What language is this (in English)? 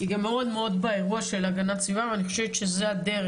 Hebrew